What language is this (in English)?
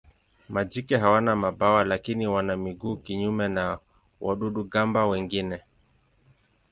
Swahili